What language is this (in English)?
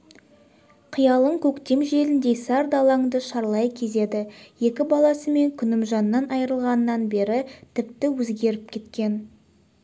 Kazakh